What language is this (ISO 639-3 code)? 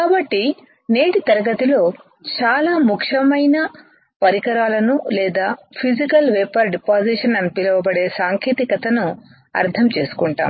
tel